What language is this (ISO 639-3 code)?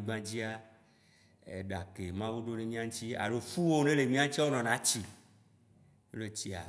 wci